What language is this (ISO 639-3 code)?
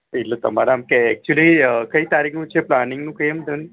guj